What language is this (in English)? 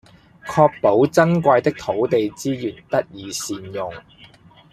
Cantonese